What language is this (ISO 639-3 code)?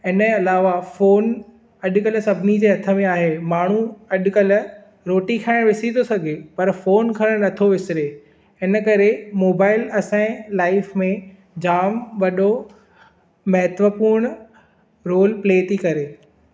snd